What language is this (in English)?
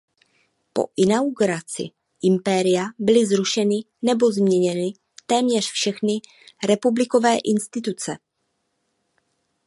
Czech